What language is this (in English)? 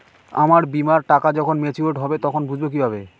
Bangla